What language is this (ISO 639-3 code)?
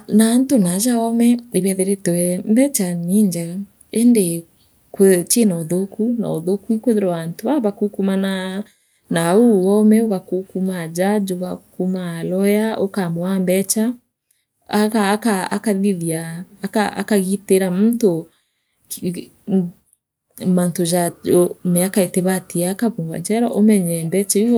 mer